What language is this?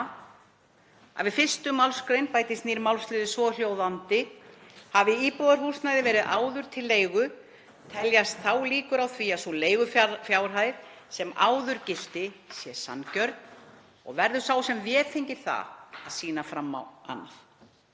Icelandic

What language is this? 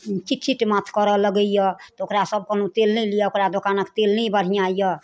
Maithili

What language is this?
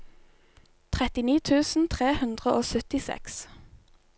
Norwegian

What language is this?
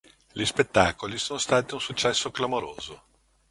Italian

